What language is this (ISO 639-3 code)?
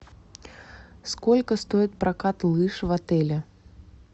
rus